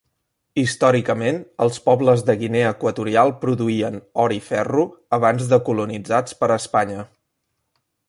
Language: Catalan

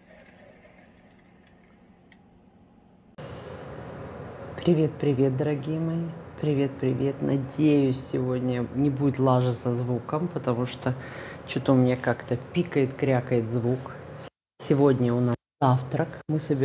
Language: Russian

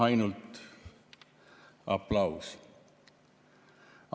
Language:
Estonian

